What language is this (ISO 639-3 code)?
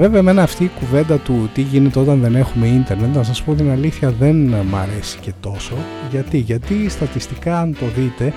ell